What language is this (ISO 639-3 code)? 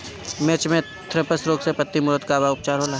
bho